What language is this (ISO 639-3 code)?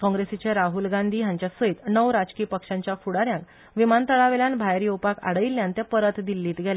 kok